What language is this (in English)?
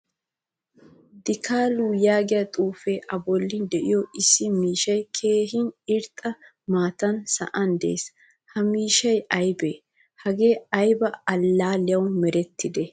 Wolaytta